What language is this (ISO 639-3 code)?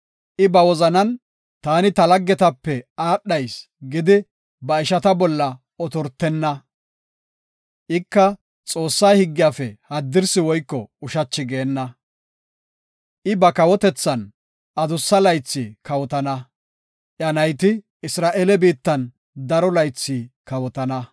gof